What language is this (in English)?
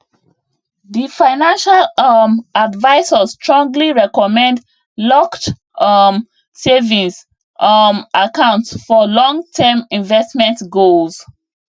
Nigerian Pidgin